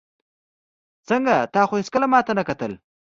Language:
Pashto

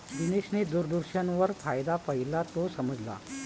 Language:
Marathi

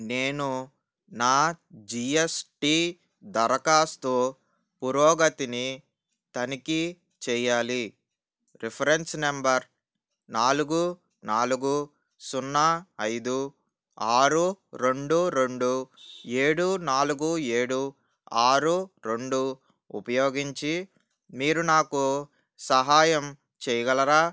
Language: Telugu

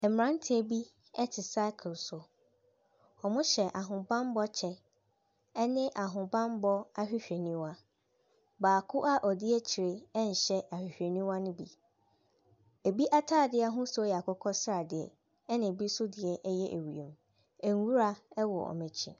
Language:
Akan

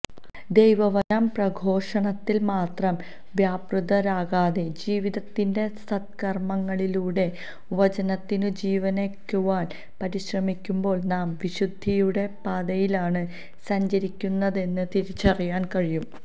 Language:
Malayalam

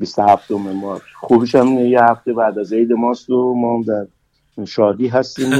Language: Persian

